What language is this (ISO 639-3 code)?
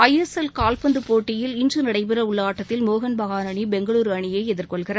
tam